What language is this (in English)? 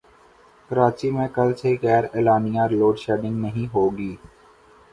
Urdu